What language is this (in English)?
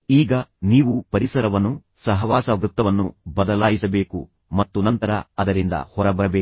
Kannada